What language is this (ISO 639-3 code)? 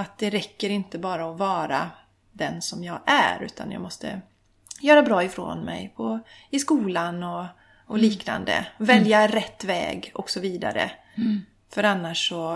swe